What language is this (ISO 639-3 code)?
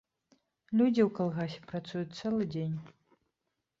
bel